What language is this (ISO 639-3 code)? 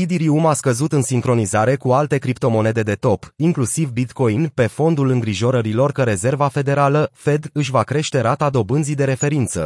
ron